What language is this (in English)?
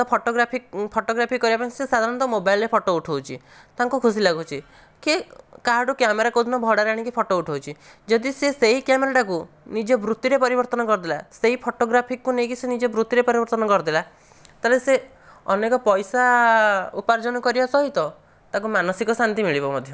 Odia